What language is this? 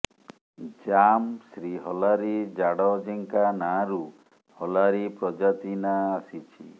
Odia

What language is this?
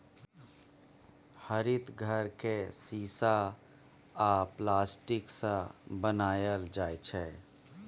Maithili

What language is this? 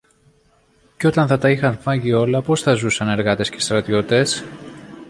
Greek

